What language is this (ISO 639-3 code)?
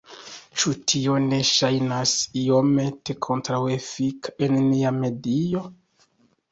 epo